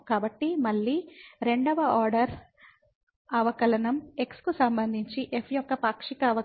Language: Telugu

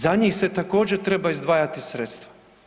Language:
Croatian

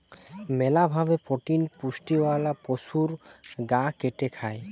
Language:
Bangla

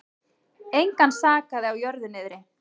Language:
Icelandic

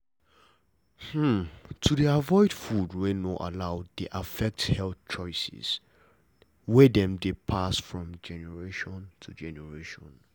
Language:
Nigerian Pidgin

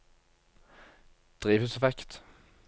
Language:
Norwegian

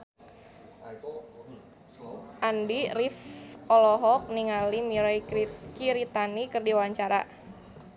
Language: Sundanese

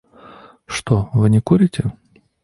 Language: Russian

